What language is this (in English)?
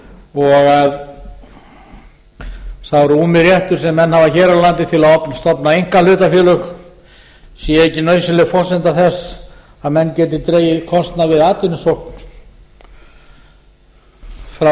Icelandic